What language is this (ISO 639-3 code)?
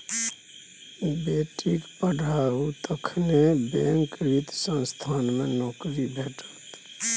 mai